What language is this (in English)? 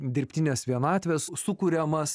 Lithuanian